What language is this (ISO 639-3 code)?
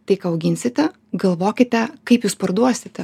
lit